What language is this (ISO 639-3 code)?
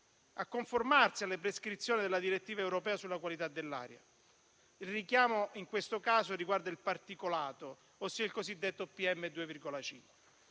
ita